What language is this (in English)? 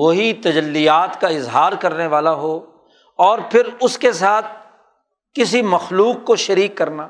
Urdu